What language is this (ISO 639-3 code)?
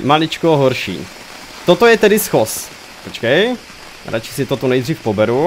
ces